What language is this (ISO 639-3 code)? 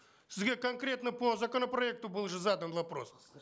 kaz